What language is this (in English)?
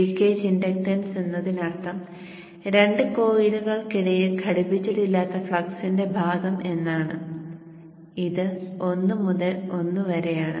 Malayalam